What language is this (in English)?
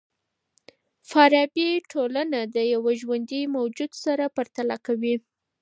Pashto